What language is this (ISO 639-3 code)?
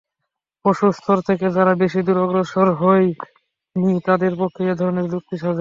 ben